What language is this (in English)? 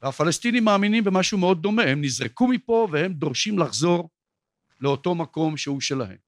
Hebrew